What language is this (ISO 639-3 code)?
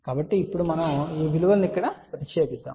tel